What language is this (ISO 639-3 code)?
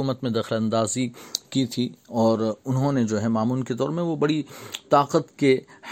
urd